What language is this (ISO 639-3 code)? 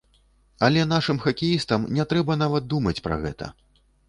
bel